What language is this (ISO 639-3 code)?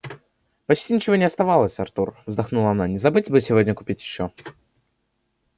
rus